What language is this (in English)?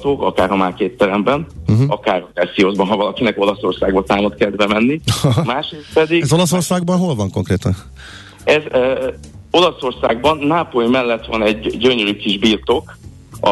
Hungarian